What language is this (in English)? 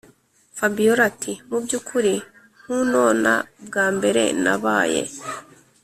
Kinyarwanda